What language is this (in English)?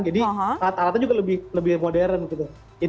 Indonesian